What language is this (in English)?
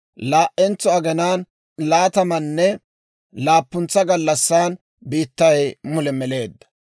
Dawro